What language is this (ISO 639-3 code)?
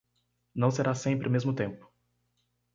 por